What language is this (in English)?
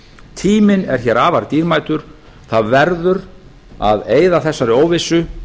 Icelandic